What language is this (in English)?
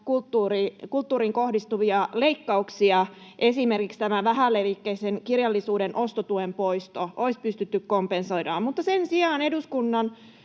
Finnish